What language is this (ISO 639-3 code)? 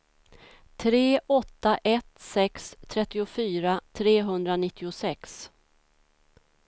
swe